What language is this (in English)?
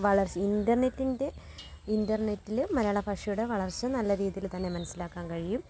Malayalam